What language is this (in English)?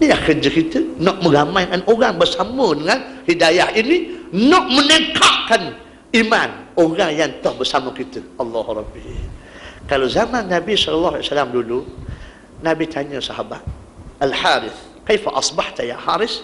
Malay